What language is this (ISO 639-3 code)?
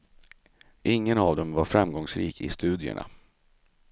swe